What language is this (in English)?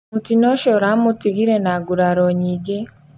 Kikuyu